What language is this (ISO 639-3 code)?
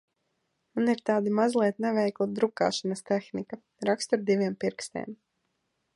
lav